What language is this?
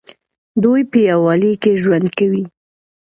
Pashto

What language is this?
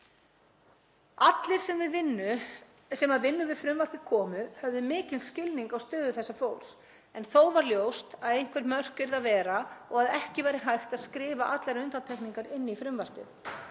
Icelandic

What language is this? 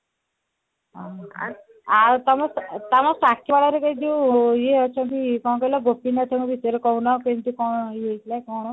Odia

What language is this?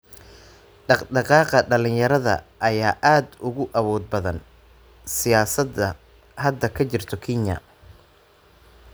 Somali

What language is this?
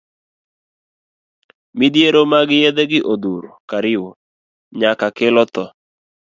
Luo (Kenya and Tanzania)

